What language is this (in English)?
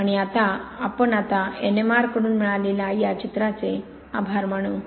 Marathi